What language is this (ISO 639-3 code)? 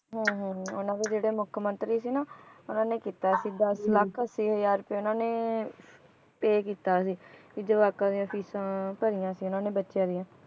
pan